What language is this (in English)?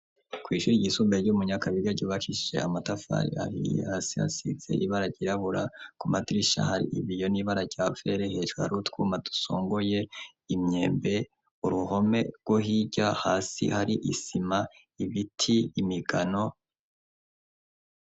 Rundi